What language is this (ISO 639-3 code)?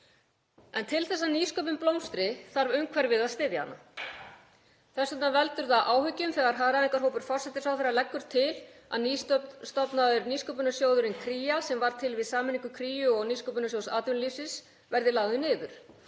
isl